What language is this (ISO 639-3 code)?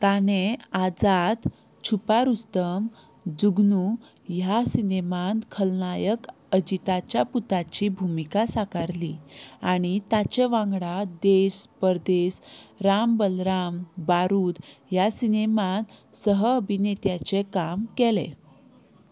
kok